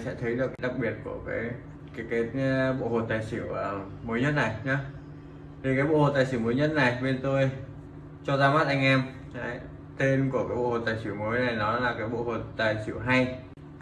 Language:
Vietnamese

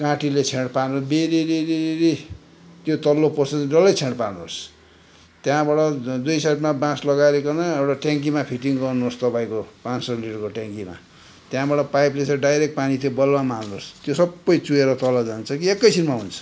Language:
Nepali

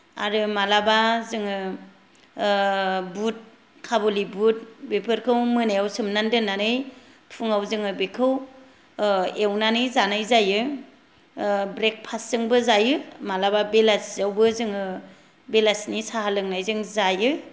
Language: Bodo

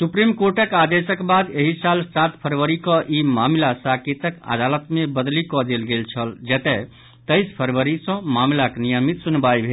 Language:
Maithili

